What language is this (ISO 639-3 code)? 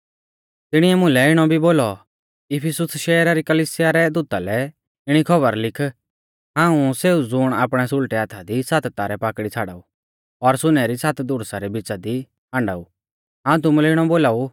bfz